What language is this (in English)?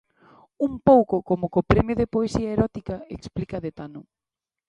Galician